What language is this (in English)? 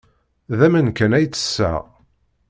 Kabyle